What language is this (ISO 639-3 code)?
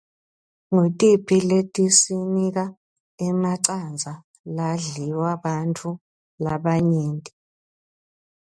ssw